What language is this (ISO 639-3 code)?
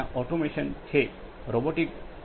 guj